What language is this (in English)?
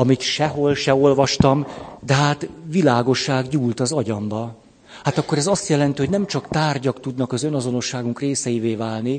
Hungarian